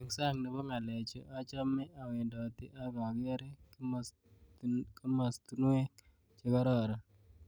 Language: Kalenjin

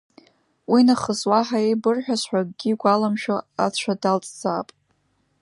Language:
Abkhazian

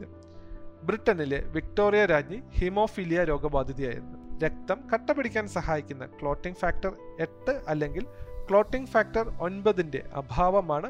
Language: Malayalam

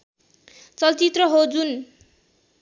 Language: Nepali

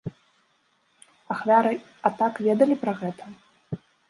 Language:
Belarusian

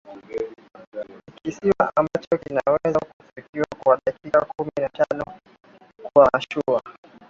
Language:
Swahili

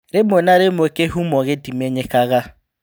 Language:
Kikuyu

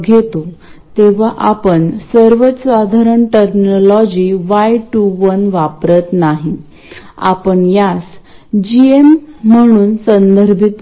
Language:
Marathi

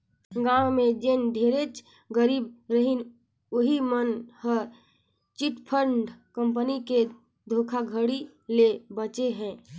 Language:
Chhattisgarhi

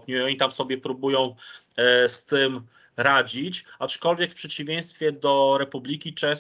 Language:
Polish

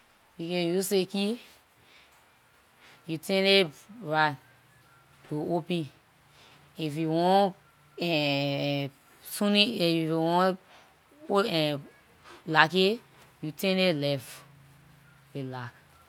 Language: Liberian English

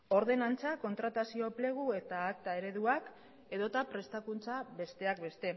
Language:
Basque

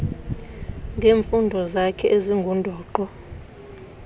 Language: Xhosa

